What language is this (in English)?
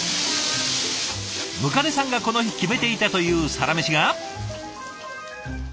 Japanese